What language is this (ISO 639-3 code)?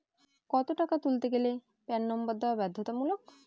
ben